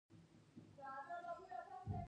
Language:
Pashto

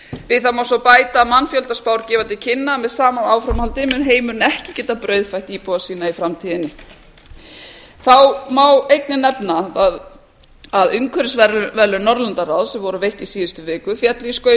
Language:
Icelandic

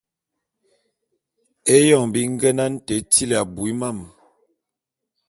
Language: Bulu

